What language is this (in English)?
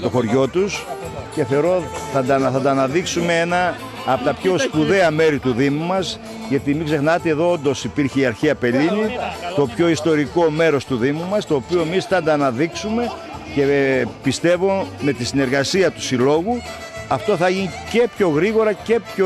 Greek